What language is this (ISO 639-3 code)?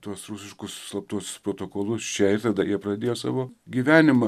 lit